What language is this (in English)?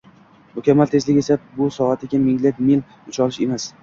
Uzbek